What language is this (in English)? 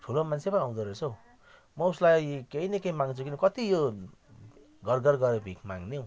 Nepali